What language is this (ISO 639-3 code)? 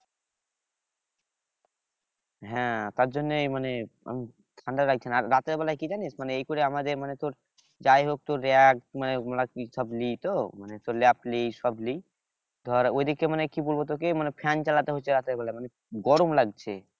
ben